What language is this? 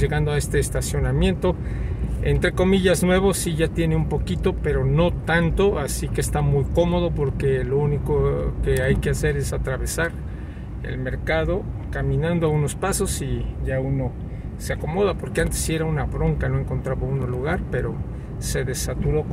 Spanish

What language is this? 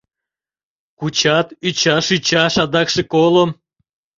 Mari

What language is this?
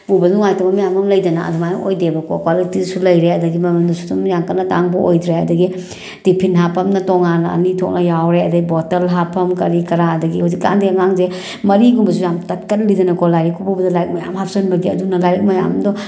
Manipuri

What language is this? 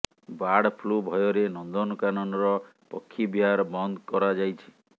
Odia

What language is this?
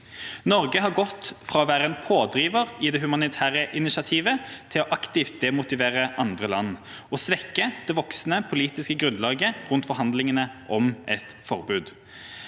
Norwegian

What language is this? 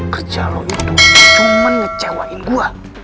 Indonesian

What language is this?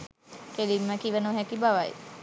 Sinhala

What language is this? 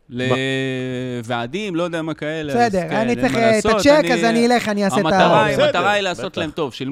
Hebrew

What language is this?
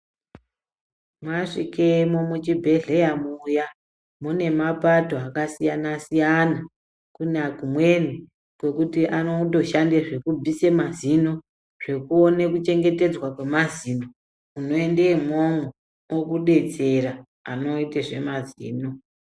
Ndau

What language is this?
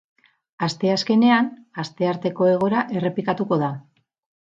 Basque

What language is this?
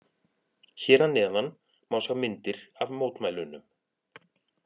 Icelandic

